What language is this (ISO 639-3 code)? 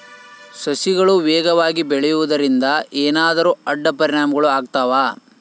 kan